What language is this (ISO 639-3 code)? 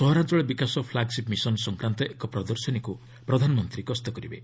ori